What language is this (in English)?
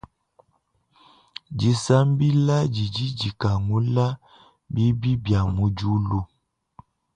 Luba-Lulua